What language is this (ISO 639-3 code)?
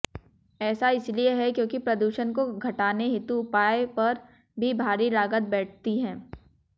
hin